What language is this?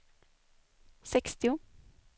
Swedish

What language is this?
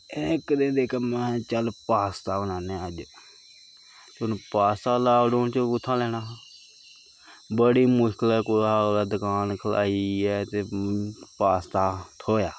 Dogri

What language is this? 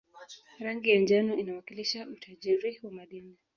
Swahili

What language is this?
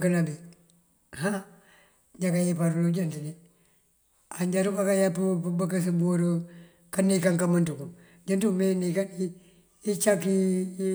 Mandjak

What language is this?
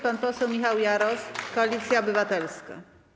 Polish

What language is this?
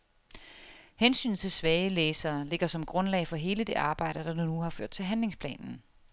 Danish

